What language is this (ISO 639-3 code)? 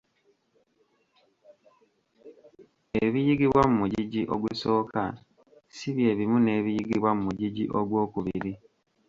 lug